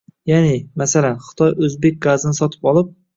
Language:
Uzbek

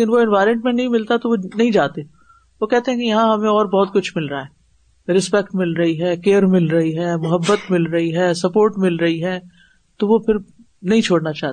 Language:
Urdu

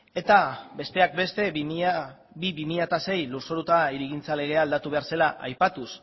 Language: Basque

